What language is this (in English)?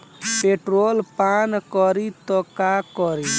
Bhojpuri